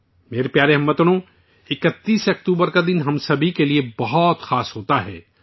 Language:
Urdu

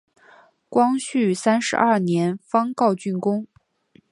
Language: Chinese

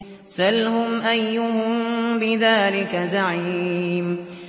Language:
Arabic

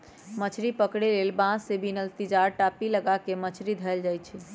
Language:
Magahi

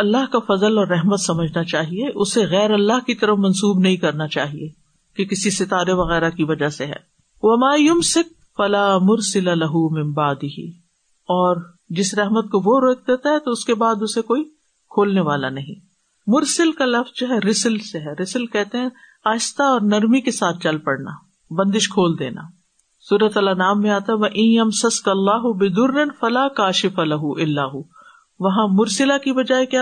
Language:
Urdu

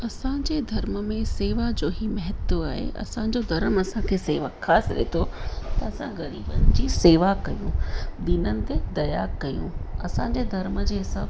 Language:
Sindhi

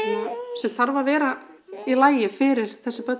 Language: Icelandic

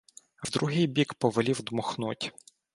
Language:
Ukrainian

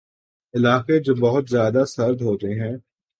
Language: Urdu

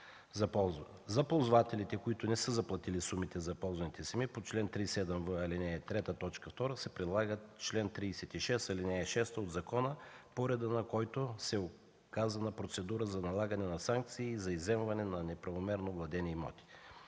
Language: Bulgarian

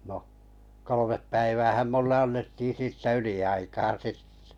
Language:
Finnish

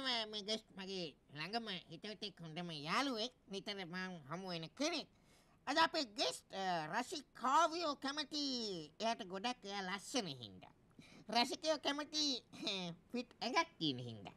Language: Thai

